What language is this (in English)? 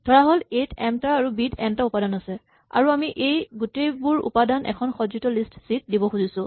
Assamese